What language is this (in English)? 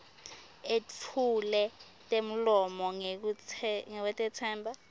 Swati